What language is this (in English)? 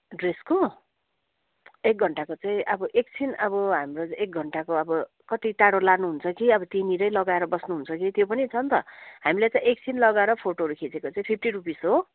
Nepali